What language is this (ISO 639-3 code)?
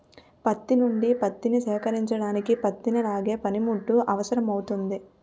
tel